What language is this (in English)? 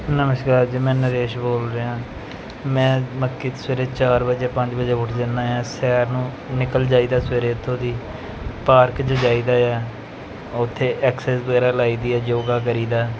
Punjabi